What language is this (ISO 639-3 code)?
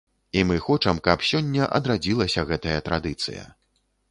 bel